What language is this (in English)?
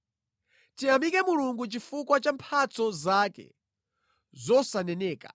Nyanja